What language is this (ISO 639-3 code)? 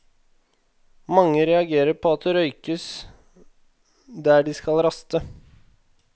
nor